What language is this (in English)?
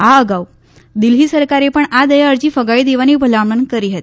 Gujarati